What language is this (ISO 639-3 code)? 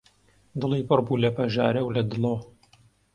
ckb